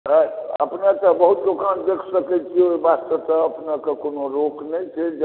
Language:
Maithili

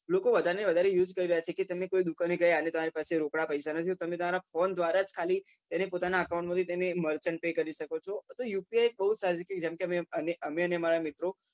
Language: Gujarati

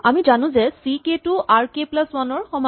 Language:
Assamese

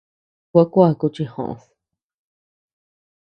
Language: Tepeuxila Cuicatec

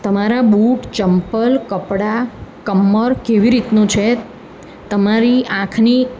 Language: Gujarati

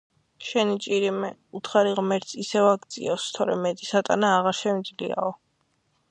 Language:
Georgian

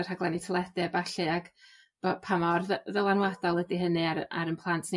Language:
Welsh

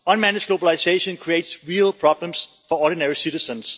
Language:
English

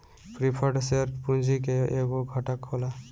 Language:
Bhojpuri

